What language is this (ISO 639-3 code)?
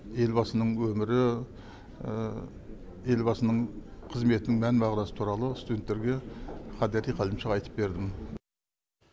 kaz